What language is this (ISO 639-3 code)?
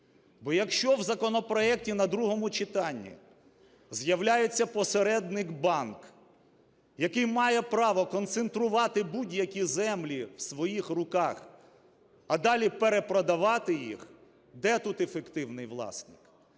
ukr